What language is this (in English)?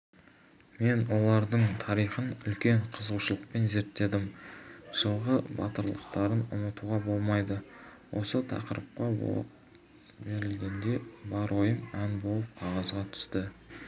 Kazakh